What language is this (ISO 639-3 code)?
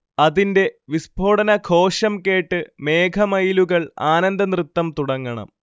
mal